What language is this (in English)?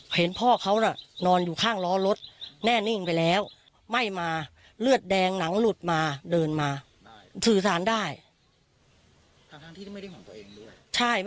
Thai